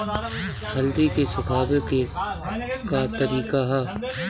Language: Bhojpuri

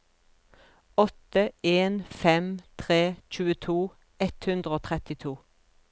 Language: Norwegian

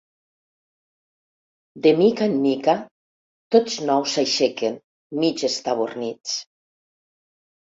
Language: Catalan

